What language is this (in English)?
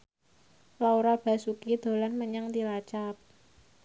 Javanese